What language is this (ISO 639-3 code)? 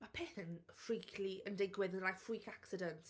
cym